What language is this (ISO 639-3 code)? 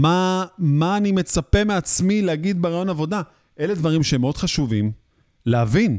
heb